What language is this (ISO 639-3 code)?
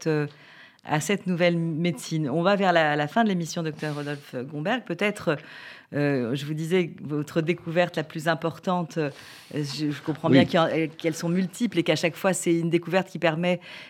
fra